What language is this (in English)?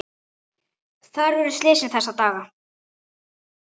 Icelandic